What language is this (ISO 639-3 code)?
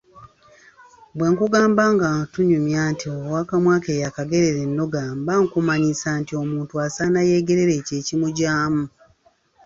lug